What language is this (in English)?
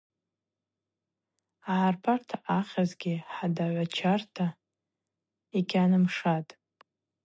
Abaza